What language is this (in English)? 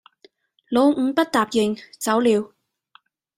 Cantonese